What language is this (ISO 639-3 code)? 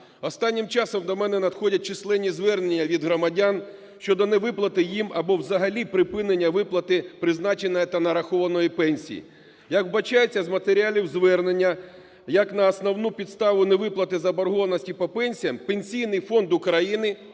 ukr